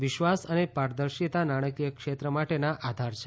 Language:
Gujarati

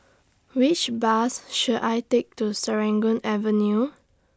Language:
English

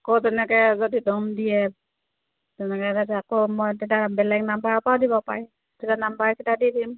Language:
Assamese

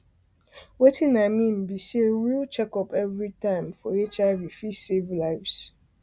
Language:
Nigerian Pidgin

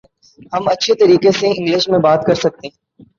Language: Urdu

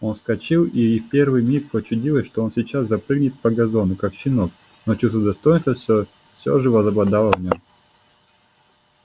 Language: Russian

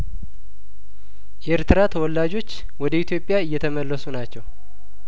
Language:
Amharic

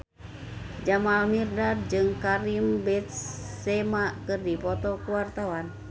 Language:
Sundanese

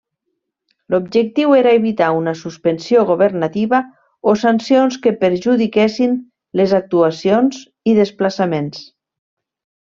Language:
Catalan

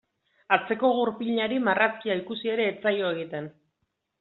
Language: Basque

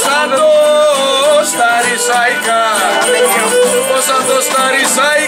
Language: Romanian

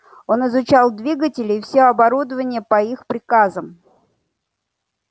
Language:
Russian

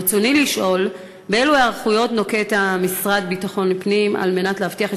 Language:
Hebrew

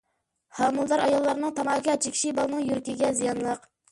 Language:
Uyghur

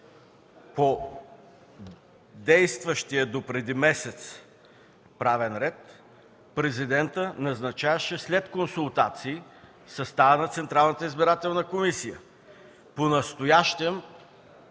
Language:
Bulgarian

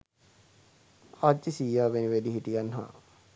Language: Sinhala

